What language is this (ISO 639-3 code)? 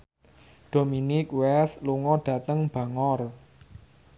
jav